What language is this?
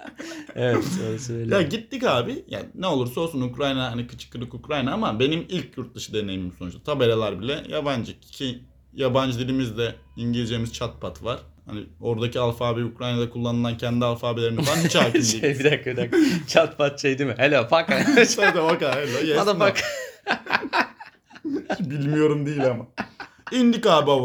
Turkish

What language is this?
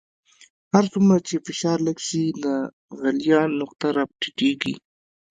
Pashto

